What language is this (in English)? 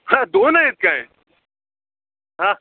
Marathi